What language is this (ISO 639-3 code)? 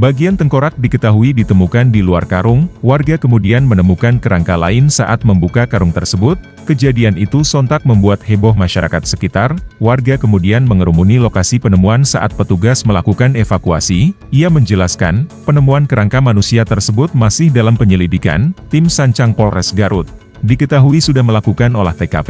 ind